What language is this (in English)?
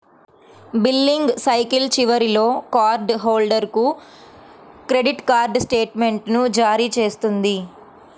Telugu